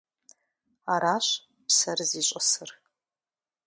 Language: Kabardian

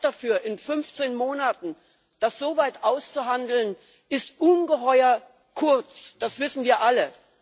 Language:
German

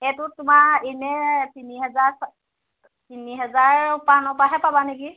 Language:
Assamese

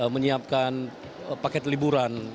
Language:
Indonesian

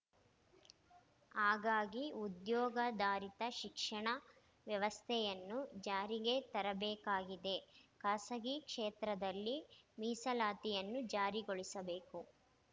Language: Kannada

